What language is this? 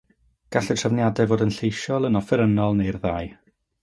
Welsh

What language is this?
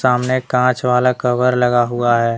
Hindi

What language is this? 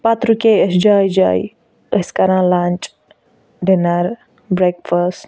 Kashmiri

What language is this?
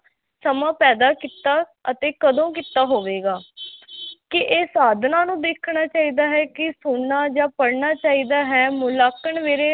Punjabi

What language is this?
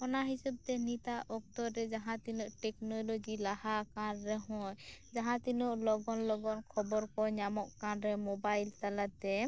Santali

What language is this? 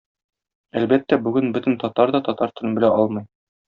Tatar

